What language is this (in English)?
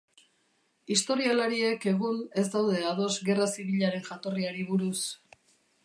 Basque